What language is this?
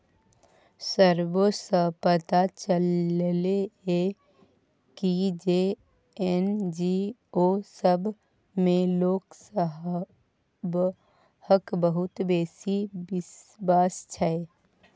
Maithili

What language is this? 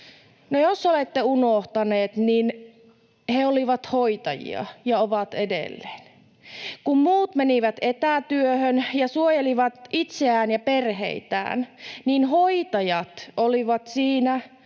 Finnish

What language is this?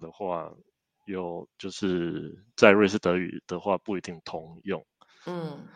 Chinese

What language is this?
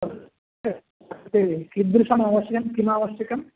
Sanskrit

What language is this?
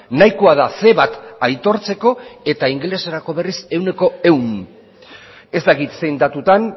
Basque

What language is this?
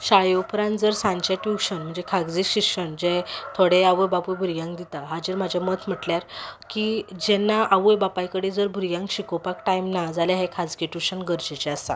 Konkani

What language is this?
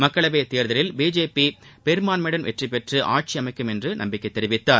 Tamil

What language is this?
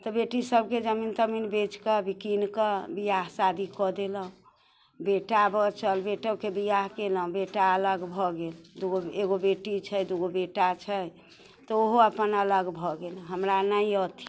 Maithili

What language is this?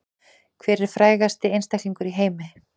Icelandic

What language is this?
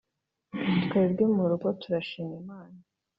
Kinyarwanda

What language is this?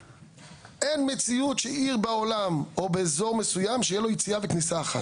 Hebrew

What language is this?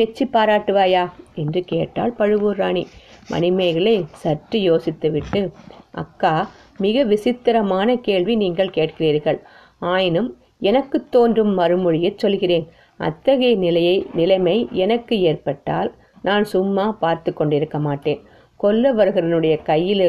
Tamil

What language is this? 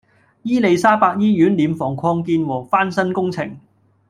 Cantonese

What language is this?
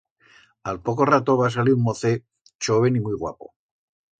Aragonese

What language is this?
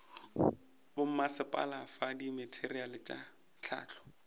Northern Sotho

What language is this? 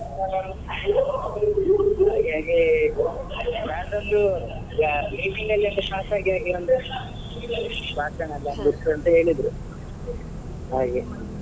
Kannada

